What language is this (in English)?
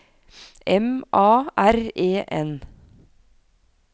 Norwegian